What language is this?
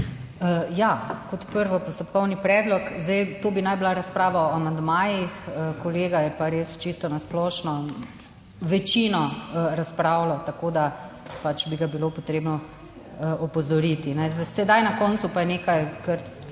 Slovenian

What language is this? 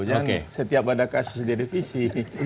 Indonesian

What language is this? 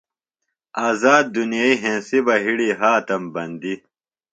Phalura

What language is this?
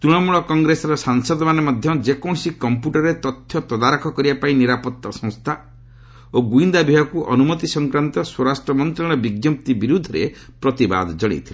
Odia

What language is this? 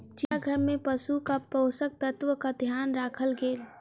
Maithili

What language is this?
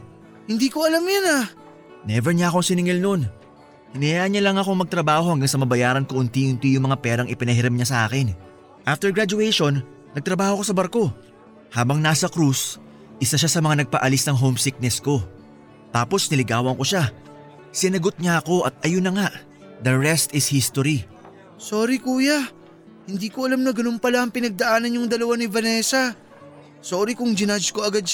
Filipino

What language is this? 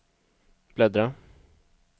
Swedish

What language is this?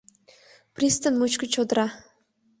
Mari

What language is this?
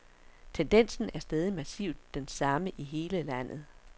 Danish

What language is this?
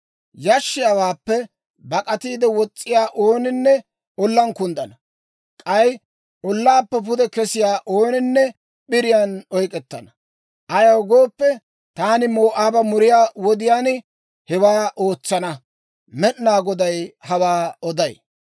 Dawro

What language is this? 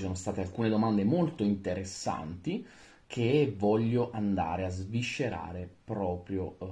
Italian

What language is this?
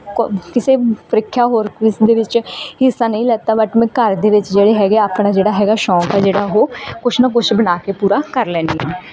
Punjabi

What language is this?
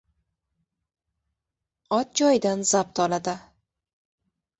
Uzbek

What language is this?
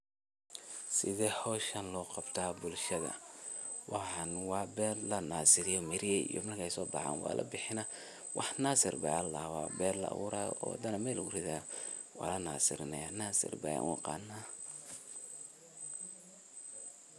Somali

